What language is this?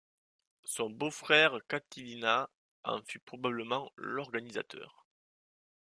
French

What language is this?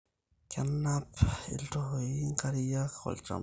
Masai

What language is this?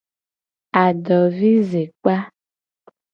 Gen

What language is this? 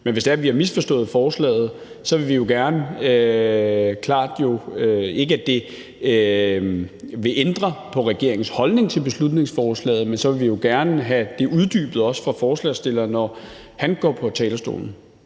Danish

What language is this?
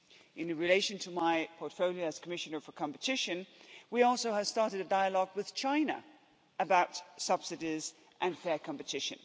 English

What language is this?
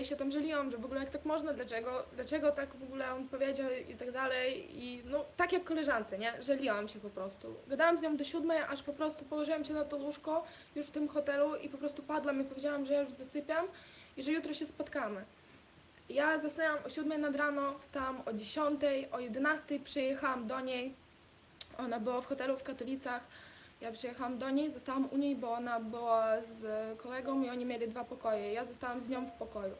Polish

